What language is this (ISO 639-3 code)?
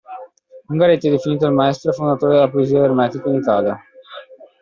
ita